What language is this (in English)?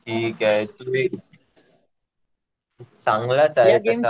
Marathi